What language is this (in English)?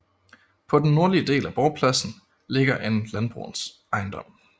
Danish